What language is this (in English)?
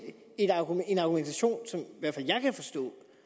Danish